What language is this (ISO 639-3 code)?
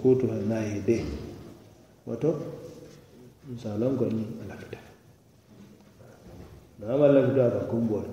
ara